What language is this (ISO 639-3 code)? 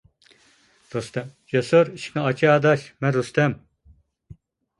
uig